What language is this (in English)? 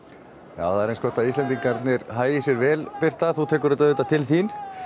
Icelandic